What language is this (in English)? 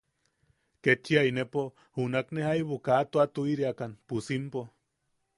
Yaqui